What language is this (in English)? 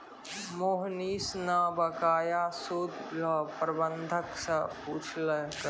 Maithili